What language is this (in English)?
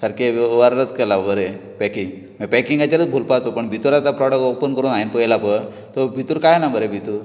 Konkani